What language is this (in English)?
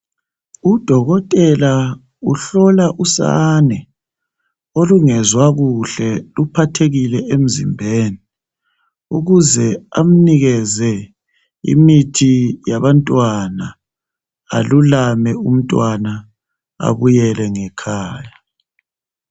North Ndebele